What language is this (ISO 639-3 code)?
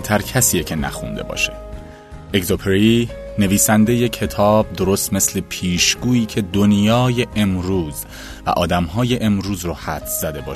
fas